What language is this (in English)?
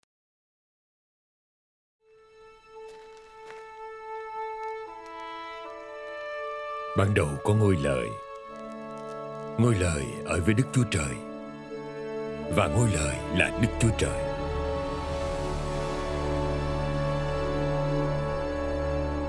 Vietnamese